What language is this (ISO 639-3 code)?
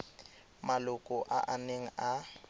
tsn